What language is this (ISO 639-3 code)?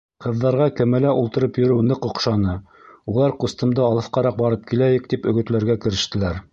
bak